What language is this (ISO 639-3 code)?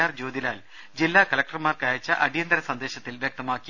mal